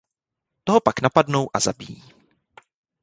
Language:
Czech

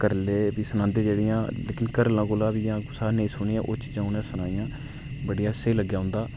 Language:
Dogri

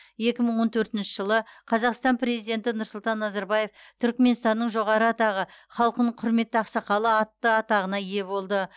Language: Kazakh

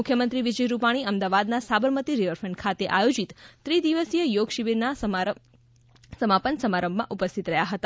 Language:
Gujarati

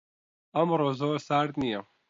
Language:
Central Kurdish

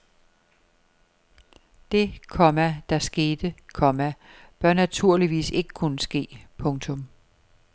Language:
Danish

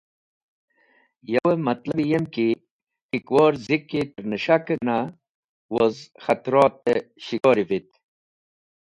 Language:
Wakhi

